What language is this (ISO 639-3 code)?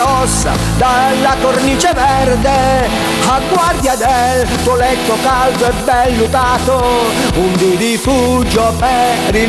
ita